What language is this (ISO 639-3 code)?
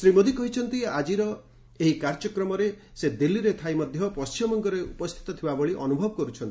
ori